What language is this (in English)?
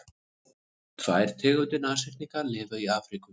Icelandic